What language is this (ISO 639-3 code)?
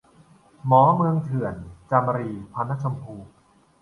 tha